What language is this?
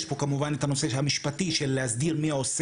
Hebrew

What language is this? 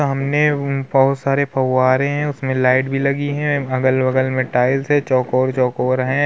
Hindi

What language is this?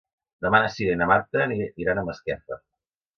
Catalan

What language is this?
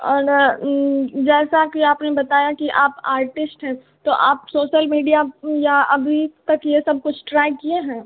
Hindi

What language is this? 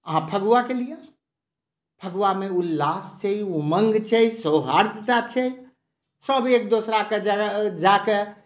Maithili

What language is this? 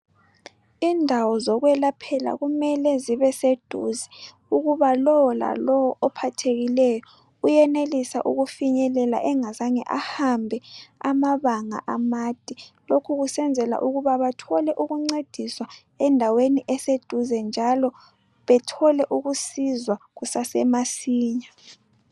North Ndebele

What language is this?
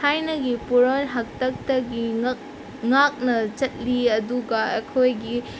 Manipuri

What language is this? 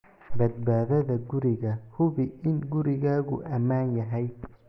Somali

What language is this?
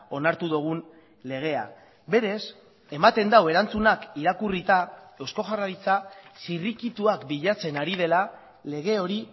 Basque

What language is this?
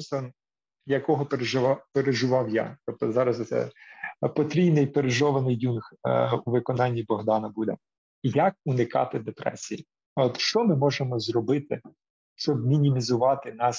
Ukrainian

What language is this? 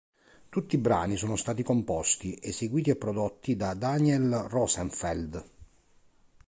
Italian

